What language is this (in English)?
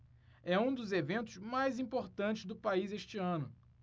Portuguese